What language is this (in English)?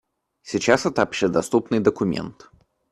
Russian